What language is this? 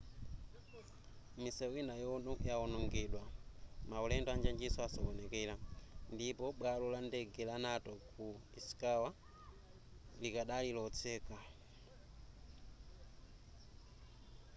Nyanja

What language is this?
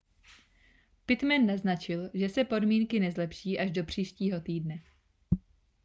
Czech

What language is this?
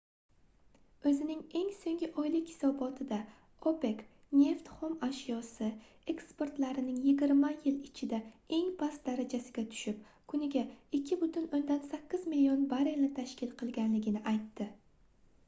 Uzbek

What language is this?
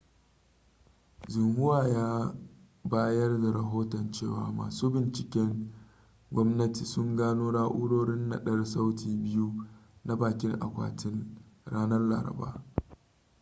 Hausa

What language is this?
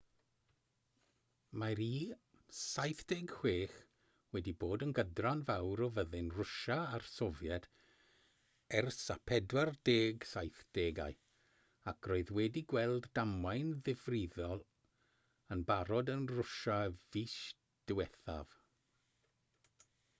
Welsh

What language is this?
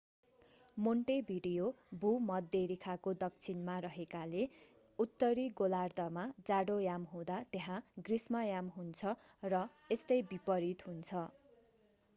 Nepali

